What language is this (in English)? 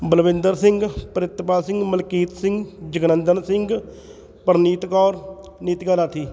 Punjabi